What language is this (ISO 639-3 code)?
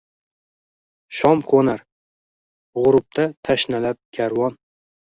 uzb